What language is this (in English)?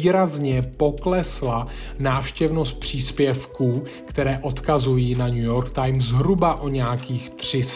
Czech